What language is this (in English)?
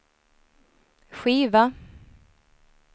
Swedish